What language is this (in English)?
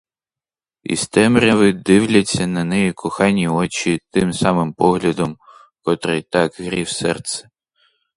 Ukrainian